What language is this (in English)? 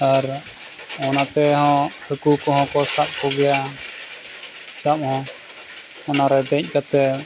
Santali